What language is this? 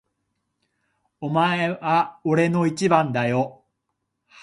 Japanese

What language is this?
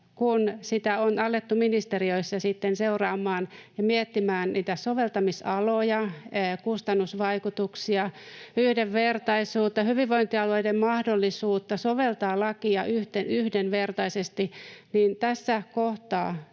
Finnish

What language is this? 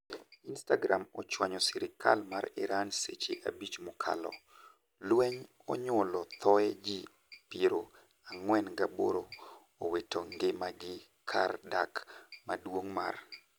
Luo (Kenya and Tanzania)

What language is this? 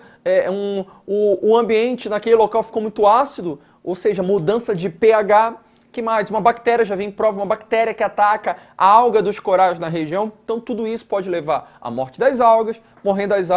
Portuguese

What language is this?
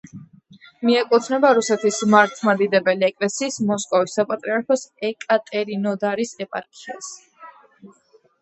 Georgian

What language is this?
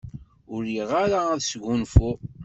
Kabyle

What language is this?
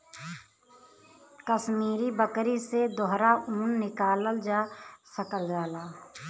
Bhojpuri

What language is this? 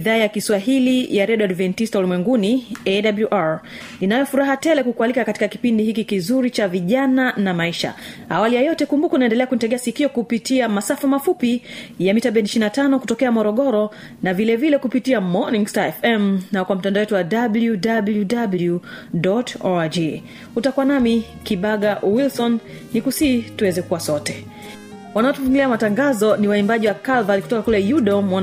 Swahili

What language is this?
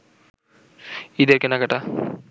Bangla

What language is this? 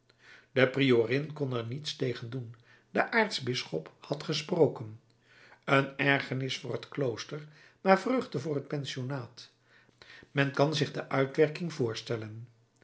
Dutch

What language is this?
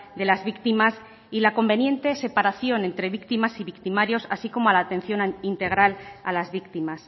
Spanish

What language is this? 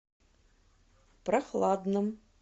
Russian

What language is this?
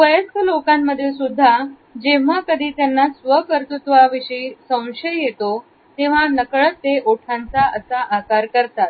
Marathi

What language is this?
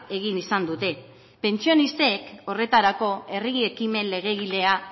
Basque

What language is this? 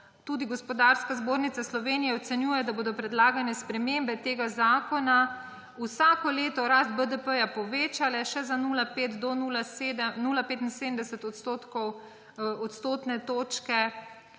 Slovenian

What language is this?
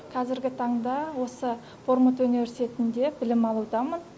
Kazakh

